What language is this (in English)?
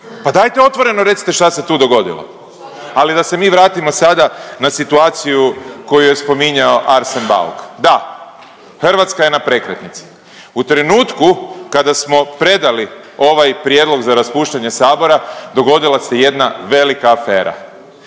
Croatian